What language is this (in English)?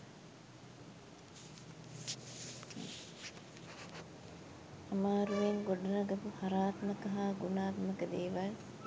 Sinhala